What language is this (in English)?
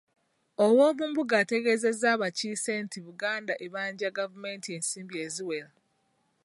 Ganda